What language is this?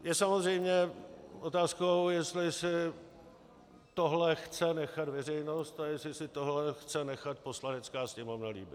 Czech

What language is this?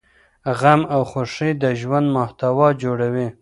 Pashto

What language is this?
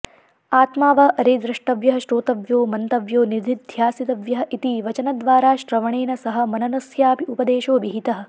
Sanskrit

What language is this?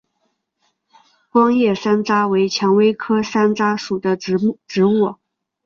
Chinese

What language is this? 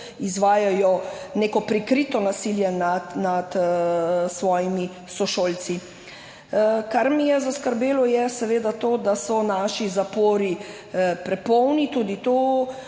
Slovenian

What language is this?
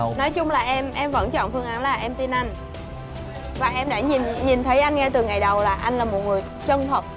Vietnamese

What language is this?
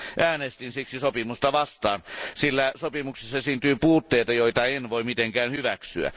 Finnish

